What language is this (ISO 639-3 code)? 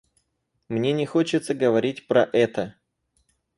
rus